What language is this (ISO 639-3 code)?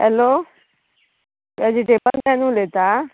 kok